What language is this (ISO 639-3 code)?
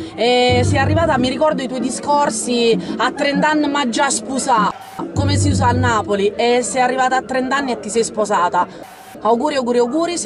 ita